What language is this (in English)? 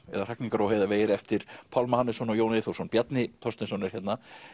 Icelandic